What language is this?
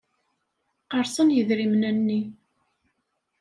Kabyle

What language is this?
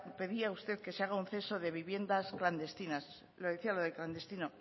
Spanish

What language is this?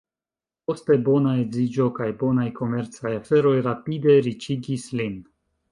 Esperanto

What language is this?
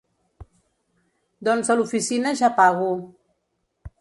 Catalan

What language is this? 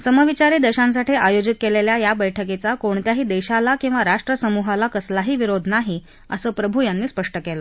Marathi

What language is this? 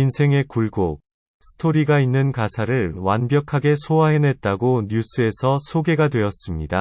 Korean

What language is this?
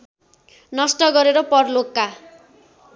Nepali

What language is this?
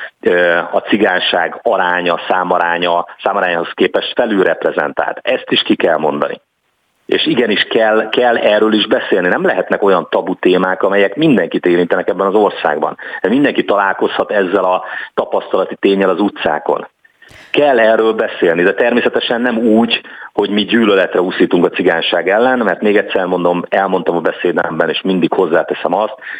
Hungarian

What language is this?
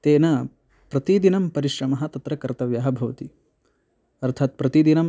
Sanskrit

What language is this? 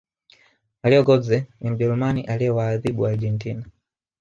Swahili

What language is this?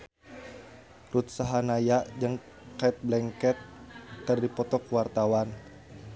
Sundanese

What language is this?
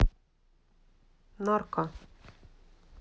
Russian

